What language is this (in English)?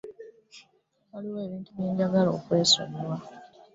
Ganda